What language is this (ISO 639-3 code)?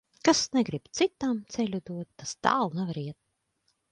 lav